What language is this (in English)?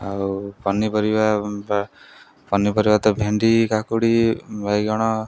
Odia